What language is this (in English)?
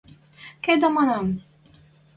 Western Mari